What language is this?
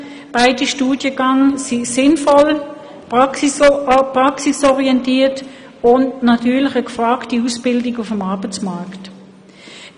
Swiss German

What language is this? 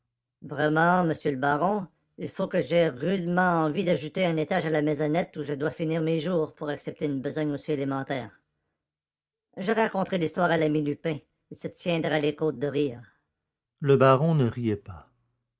French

